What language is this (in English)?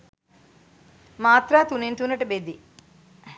Sinhala